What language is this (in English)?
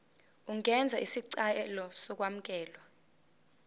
Zulu